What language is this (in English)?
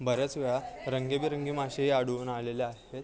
Marathi